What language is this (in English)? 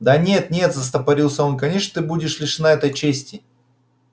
Russian